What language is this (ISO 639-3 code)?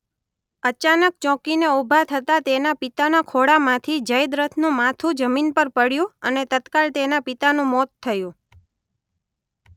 guj